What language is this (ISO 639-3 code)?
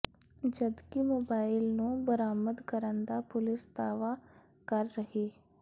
pan